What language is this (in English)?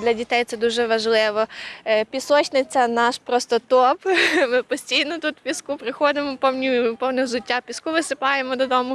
Ukrainian